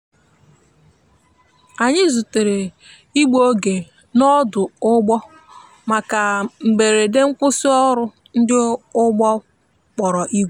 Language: Igbo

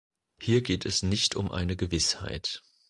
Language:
German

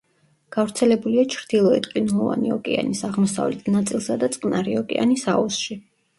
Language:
Georgian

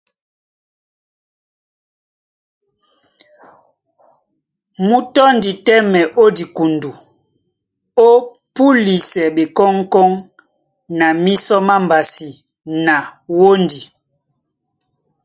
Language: Duala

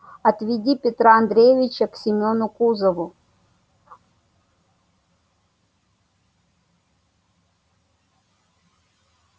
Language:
Russian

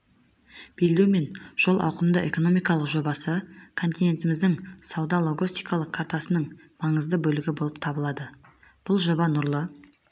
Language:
Kazakh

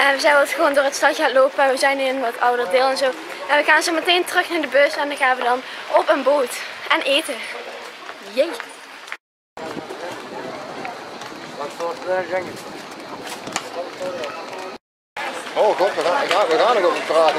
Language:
Dutch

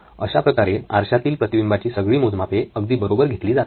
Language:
Marathi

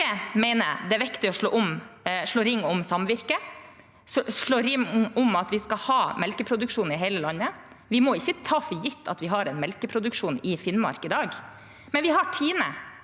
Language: Norwegian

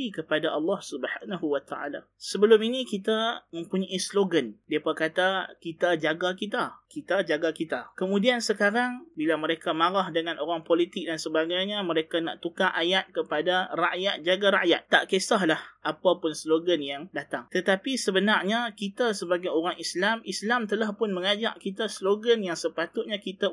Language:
Malay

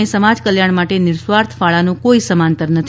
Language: Gujarati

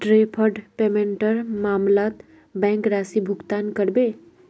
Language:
Magahi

